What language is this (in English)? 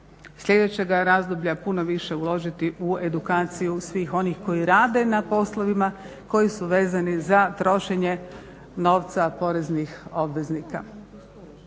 Croatian